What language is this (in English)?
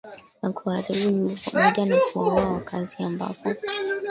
Swahili